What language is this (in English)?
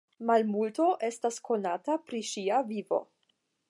Esperanto